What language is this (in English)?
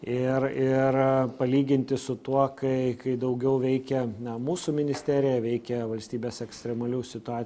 Lithuanian